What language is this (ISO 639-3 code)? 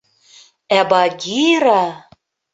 bak